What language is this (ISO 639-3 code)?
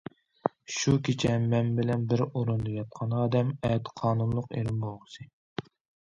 uig